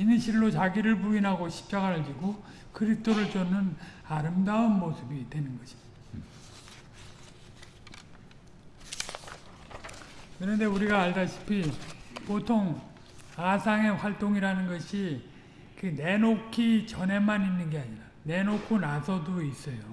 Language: Korean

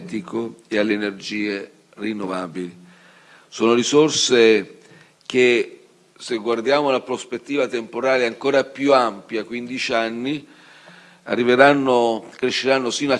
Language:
Italian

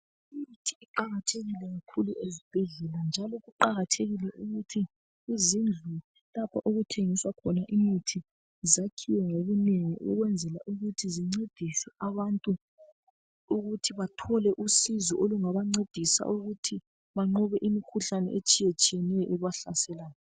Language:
North Ndebele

